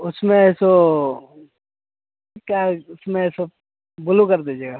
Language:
Hindi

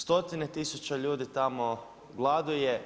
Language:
Croatian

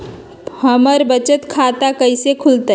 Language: Magahi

